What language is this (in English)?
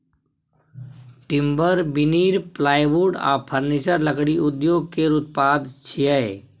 Maithili